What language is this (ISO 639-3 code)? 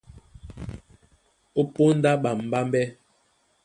dua